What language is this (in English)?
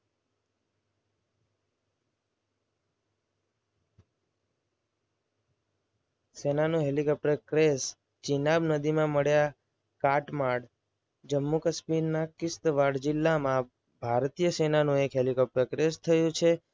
Gujarati